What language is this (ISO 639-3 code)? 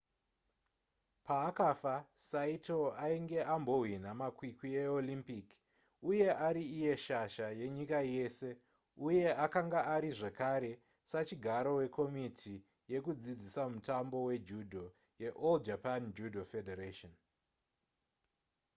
sna